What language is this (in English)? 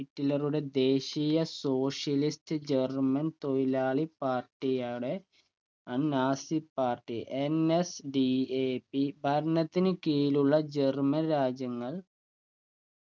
Malayalam